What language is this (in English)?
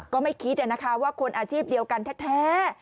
Thai